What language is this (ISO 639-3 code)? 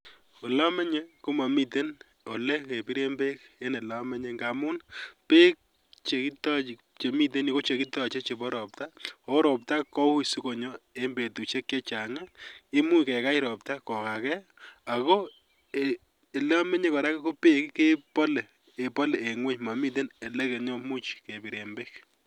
kln